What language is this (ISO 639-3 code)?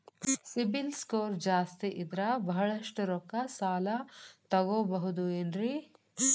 kan